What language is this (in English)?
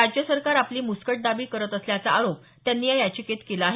Marathi